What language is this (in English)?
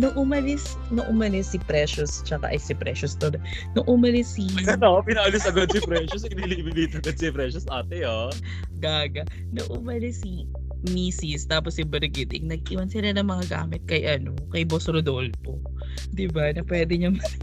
Filipino